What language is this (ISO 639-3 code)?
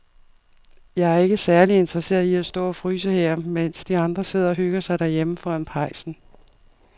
dan